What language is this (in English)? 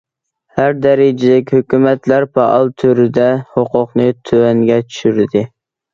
Uyghur